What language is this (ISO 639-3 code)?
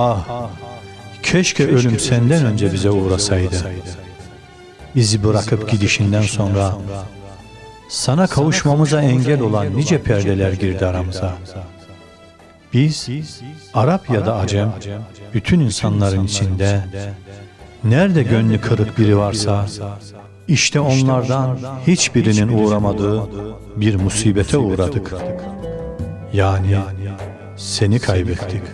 tur